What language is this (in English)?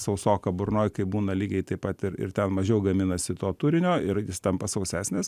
Lithuanian